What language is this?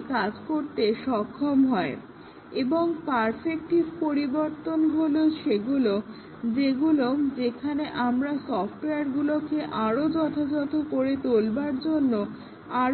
Bangla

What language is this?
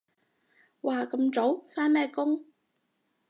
Cantonese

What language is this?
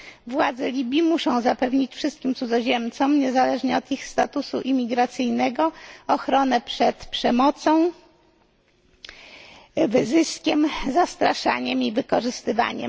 Polish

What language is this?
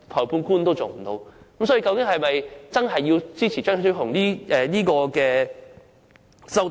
Cantonese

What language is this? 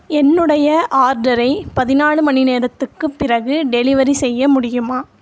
Tamil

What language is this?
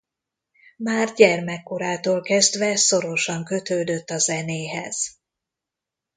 Hungarian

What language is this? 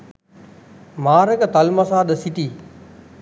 Sinhala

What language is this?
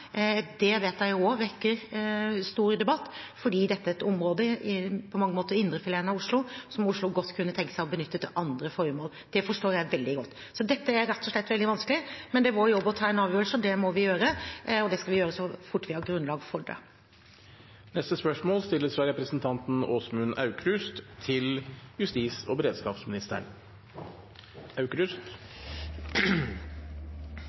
Norwegian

